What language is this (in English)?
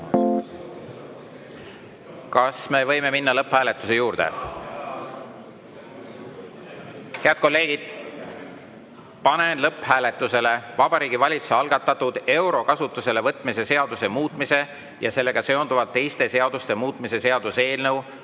Estonian